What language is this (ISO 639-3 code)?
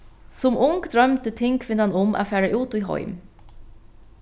fao